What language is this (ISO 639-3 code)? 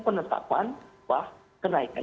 ind